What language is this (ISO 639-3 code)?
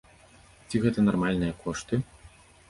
bel